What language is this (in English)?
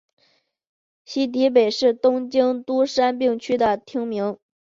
Chinese